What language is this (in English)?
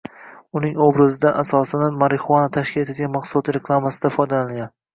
Uzbek